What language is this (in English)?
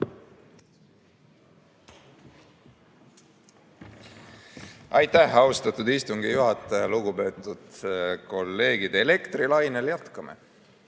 Estonian